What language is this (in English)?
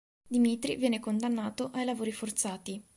Italian